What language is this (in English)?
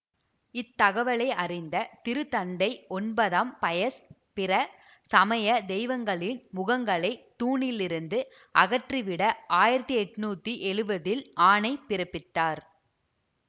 Tamil